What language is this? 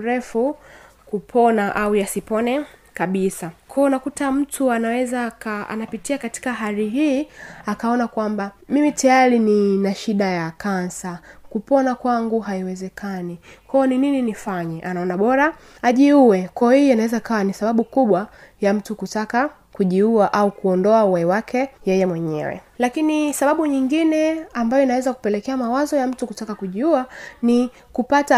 Swahili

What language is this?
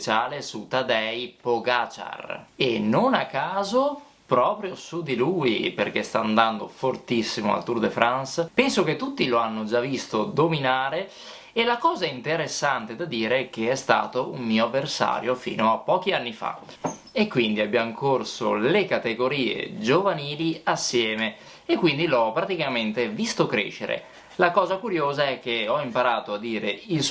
Italian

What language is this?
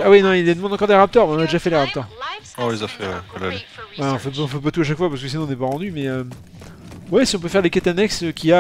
French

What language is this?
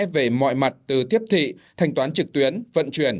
Vietnamese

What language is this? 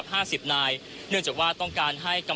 Thai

